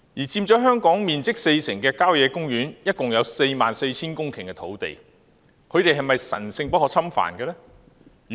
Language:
Cantonese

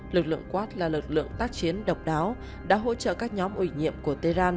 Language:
Vietnamese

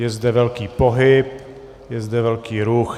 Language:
Czech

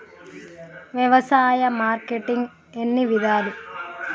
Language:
Telugu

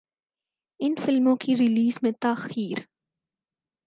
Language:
Urdu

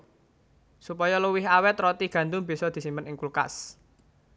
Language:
Javanese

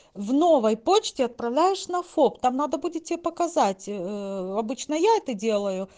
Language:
Russian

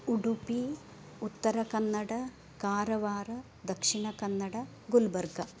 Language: Sanskrit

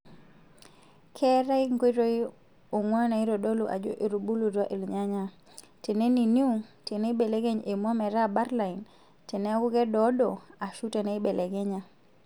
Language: Masai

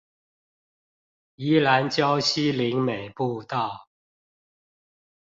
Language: Chinese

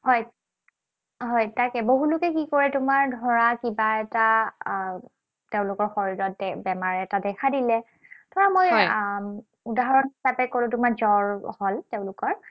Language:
Assamese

